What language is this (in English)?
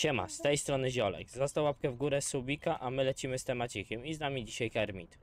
Polish